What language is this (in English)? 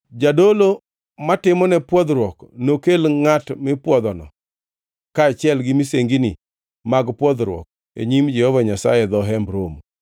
Luo (Kenya and Tanzania)